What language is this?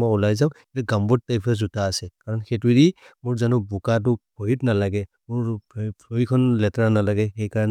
Maria (India)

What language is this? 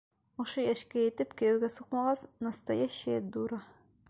Bashkir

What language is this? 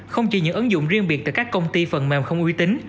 Vietnamese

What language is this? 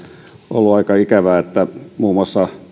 Finnish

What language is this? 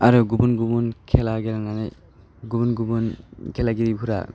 Bodo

